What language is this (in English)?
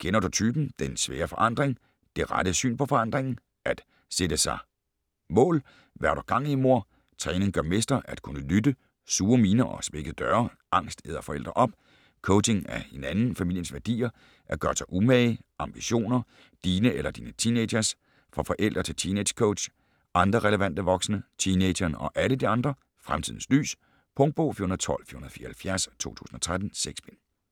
Danish